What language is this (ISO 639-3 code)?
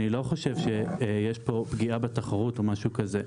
heb